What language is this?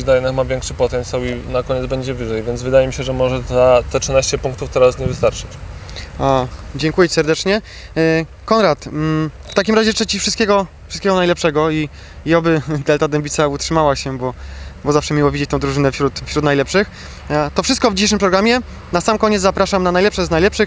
Polish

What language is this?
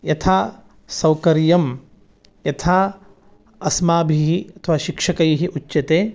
Sanskrit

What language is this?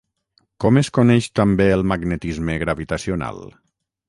Catalan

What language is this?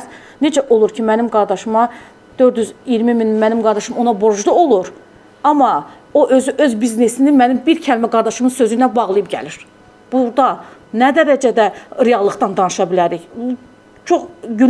Turkish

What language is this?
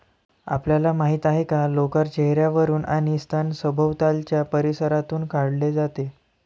Marathi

